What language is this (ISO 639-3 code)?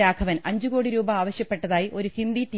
mal